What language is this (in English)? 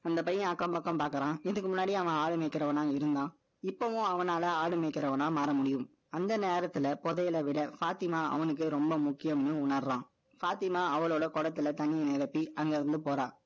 Tamil